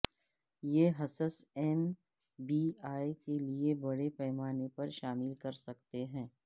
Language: Urdu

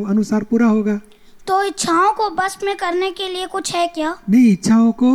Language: Gujarati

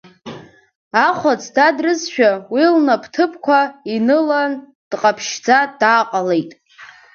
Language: Abkhazian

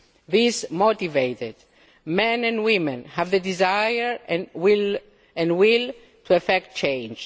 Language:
English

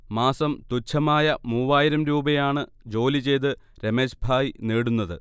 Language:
Malayalam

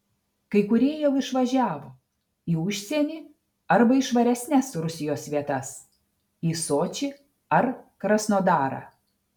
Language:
Lithuanian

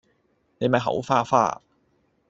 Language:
Cantonese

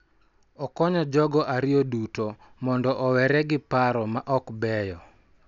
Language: Luo (Kenya and Tanzania)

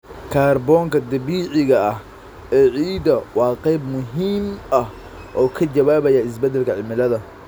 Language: Somali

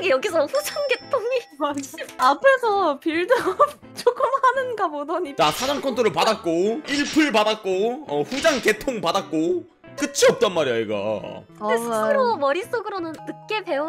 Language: Korean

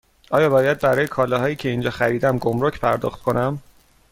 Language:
Persian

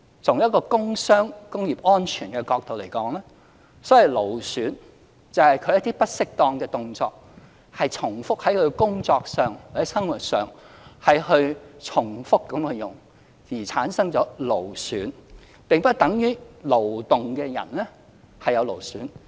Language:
Cantonese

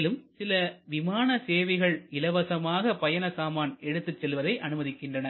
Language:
Tamil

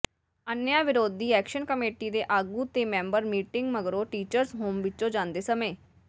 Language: Punjabi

